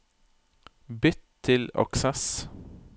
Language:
Norwegian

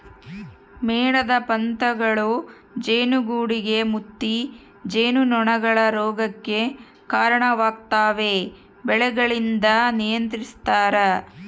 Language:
Kannada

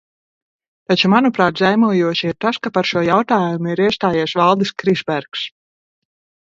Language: Latvian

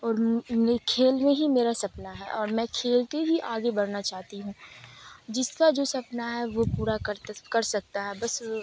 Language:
Urdu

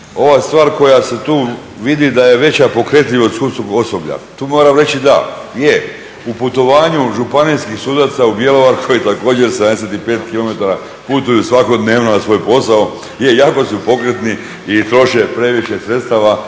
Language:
Croatian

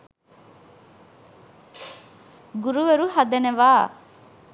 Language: Sinhala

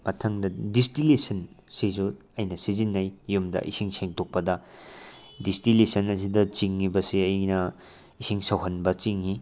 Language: Manipuri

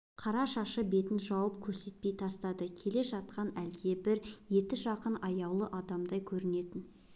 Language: Kazakh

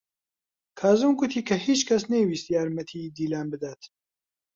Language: Central Kurdish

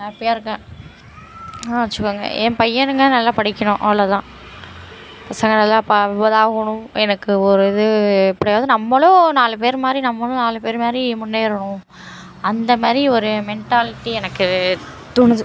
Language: Tamil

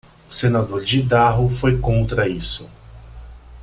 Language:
Portuguese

